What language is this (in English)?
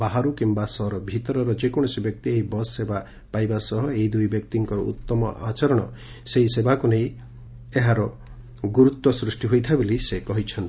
Odia